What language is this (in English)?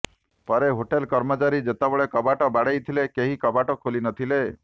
Odia